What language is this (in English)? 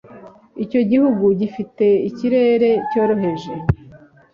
Kinyarwanda